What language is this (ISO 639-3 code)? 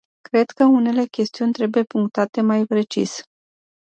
ron